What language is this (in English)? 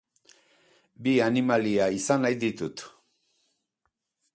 Basque